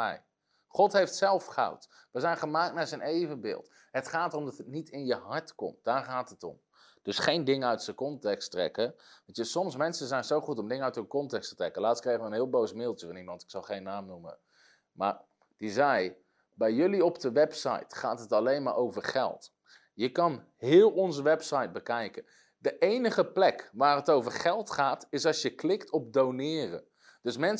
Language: Dutch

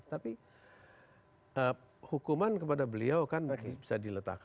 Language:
Indonesian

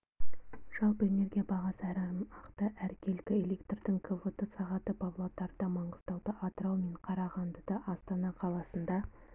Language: Kazakh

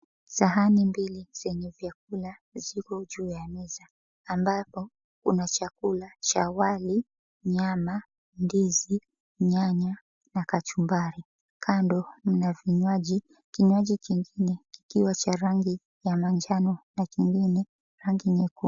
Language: Swahili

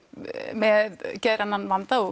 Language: Icelandic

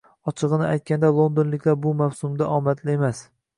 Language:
Uzbek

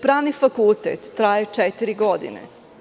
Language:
Serbian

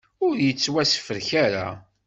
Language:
Kabyle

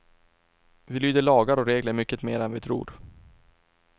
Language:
Swedish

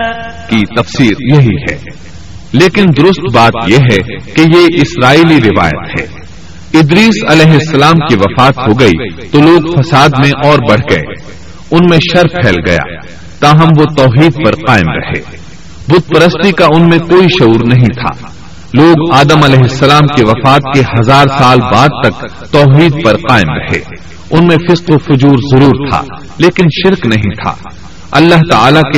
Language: Urdu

